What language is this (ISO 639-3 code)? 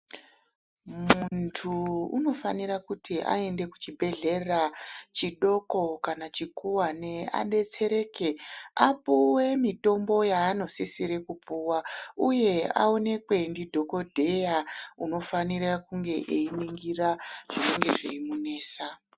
ndc